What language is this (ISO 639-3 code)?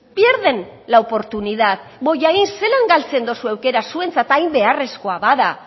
eus